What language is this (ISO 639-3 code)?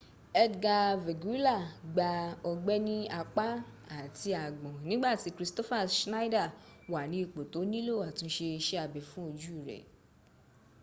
yor